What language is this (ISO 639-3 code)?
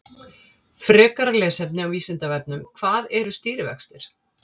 isl